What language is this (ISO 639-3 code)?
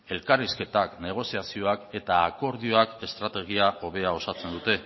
eus